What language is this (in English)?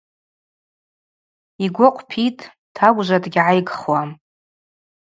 Abaza